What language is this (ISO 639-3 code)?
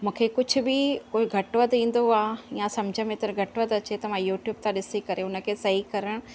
snd